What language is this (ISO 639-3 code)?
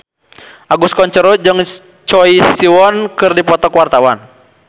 sun